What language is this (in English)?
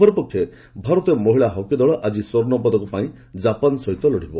Odia